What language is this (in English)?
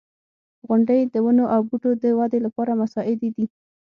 Pashto